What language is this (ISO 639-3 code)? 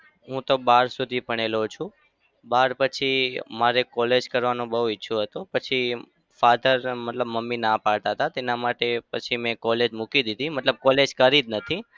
guj